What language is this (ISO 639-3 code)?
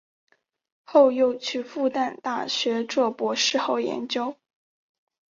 zho